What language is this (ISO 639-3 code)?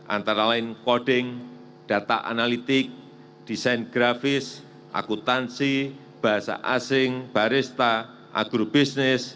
ind